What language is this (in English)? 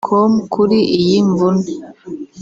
Kinyarwanda